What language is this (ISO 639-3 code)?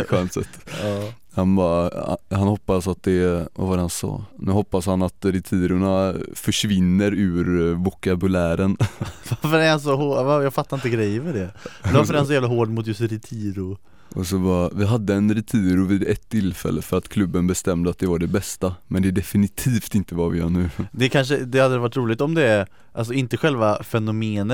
swe